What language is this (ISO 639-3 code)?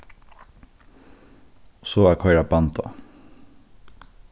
fao